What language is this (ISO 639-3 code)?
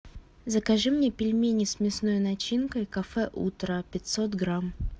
rus